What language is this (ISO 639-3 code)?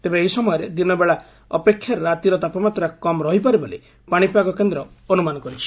ori